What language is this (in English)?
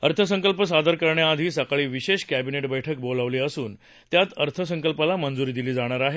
Marathi